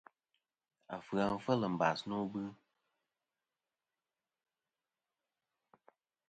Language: Kom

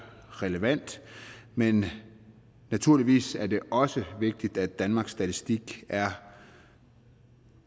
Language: Danish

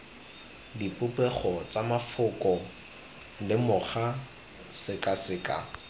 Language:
Tswana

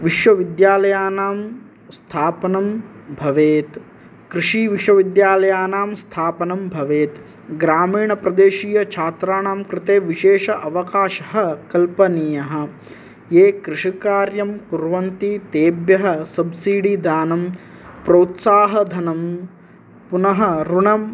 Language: Sanskrit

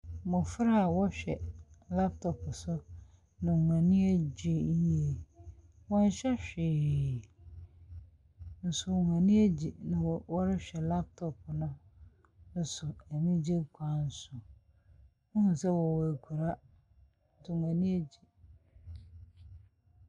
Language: Akan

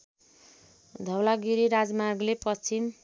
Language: Nepali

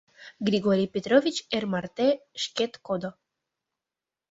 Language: Mari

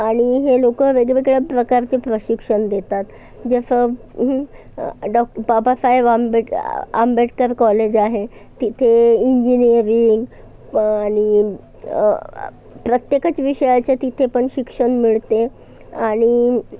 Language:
Marathi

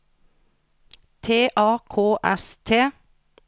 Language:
Norwegian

